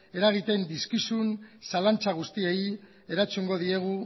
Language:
Basque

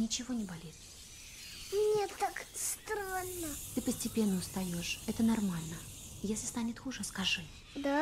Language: Russian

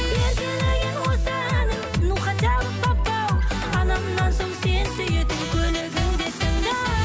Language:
Kazakh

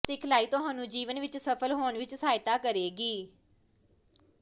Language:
Punjabi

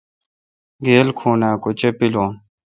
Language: Kalkoti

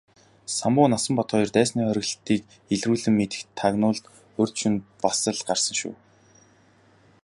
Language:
Mongolian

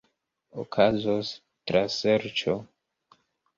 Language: Esperanto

